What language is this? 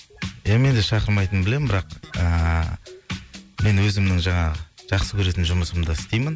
Kazakh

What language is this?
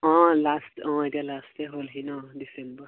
Assamese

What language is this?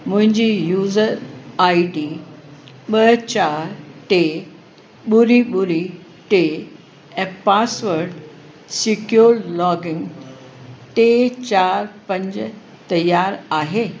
Sindhi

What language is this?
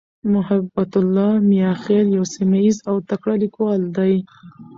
Pashto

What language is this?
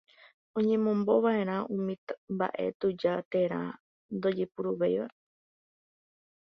Guarani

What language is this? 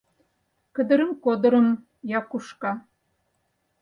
Mari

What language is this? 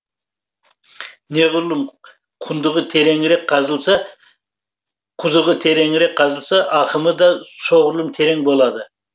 Kazakh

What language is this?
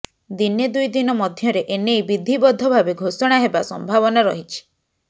Odia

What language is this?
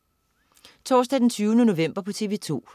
Danish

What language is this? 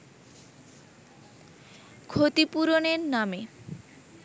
Bangla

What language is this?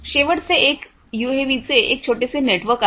Marathi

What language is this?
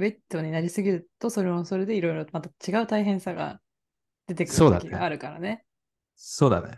Japanese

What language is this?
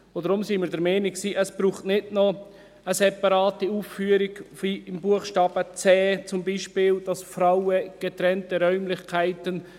Swiss German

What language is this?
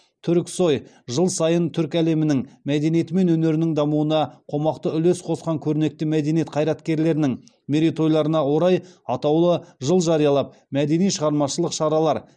Kazakh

